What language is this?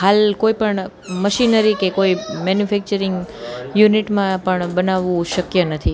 Gujarati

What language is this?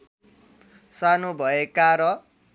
Nepali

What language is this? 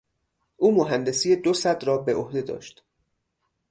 Persian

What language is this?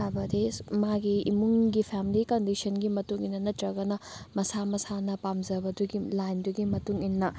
Manipuri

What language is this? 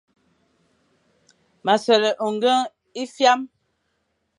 Fang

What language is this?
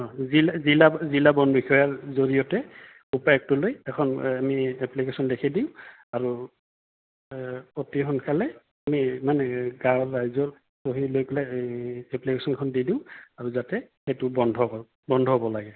Assamese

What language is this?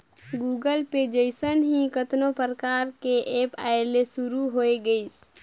Chhattisgarhi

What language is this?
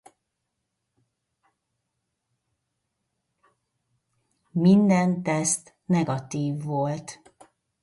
Hungarian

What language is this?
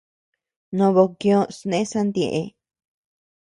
Tepeuxila Cuicatec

